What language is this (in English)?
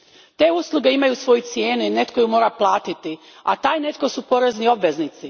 Croatian